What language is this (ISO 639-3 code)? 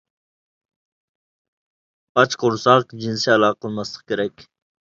uig